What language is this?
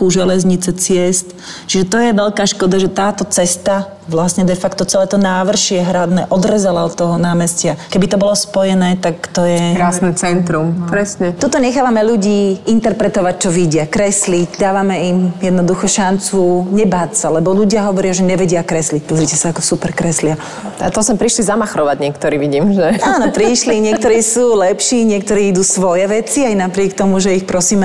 Slovak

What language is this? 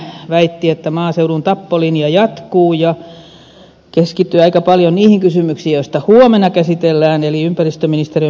Finnish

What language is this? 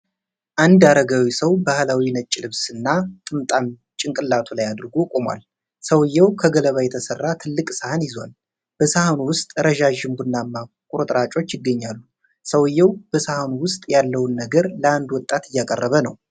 Amharic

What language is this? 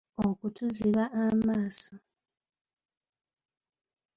Ganda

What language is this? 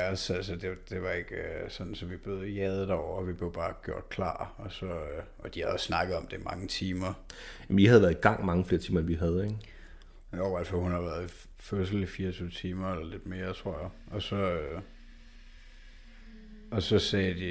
Danish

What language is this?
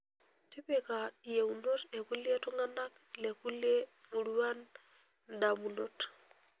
Masai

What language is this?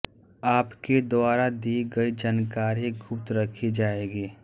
Hindi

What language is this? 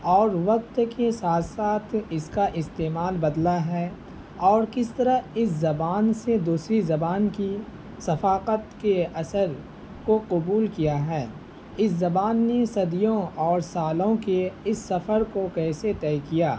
Urdu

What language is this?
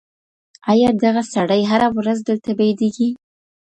Pashto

